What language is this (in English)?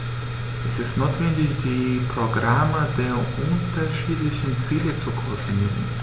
German